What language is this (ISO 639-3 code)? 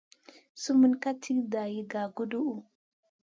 mcn